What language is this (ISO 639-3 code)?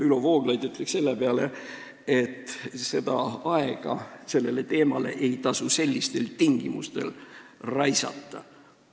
est